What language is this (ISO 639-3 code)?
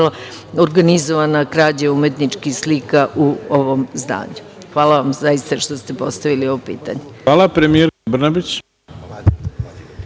srp